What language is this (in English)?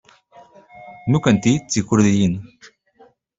Kabyle